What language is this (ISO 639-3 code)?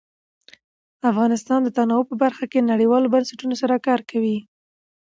pus